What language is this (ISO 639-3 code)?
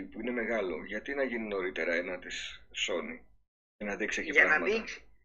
ell